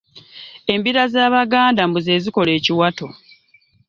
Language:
Ganda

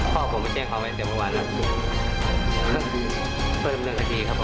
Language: Thai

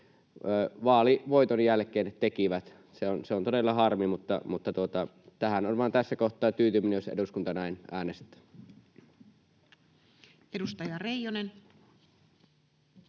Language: Finnish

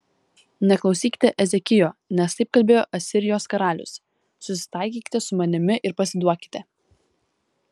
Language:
Lithuanian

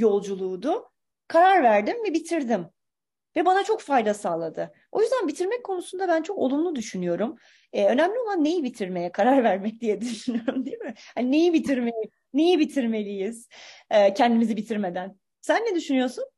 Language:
Turkish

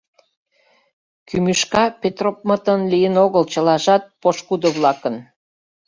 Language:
Mari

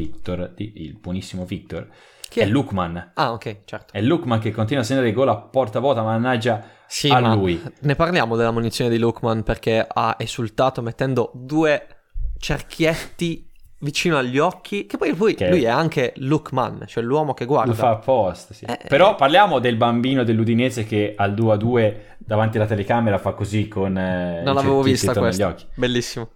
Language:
Italian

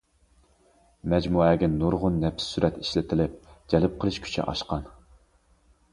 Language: Uyghur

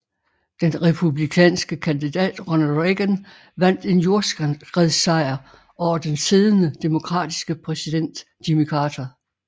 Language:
Danish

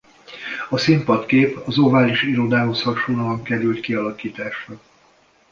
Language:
Hungarian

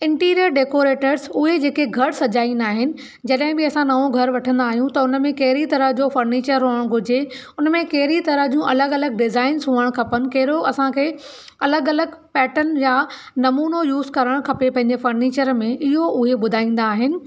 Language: Sindhi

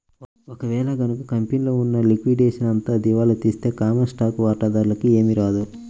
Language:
Telugu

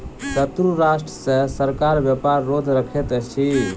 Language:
Maithili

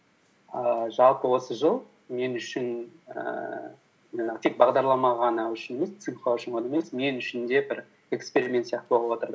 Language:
Kazakh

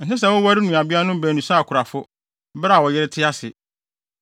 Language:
Akan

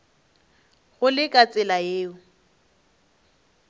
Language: Northern Sotho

